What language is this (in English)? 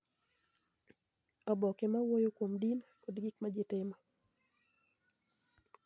Luo (Kenya and Tanzania)